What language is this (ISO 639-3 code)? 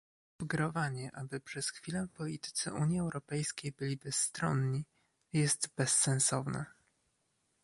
pol